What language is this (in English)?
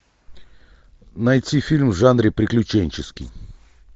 Russian